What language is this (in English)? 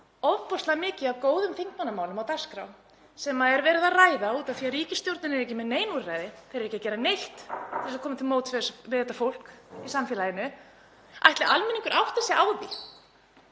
Icelandic